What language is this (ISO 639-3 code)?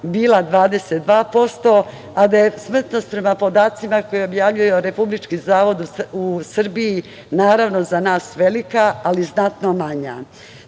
srp